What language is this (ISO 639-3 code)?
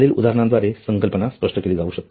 mar